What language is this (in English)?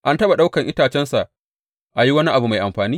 Hausa